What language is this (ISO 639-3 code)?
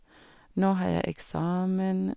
nor